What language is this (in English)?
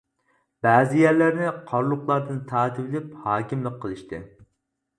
Uyghur